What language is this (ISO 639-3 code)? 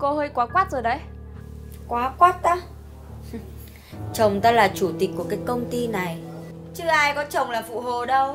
vie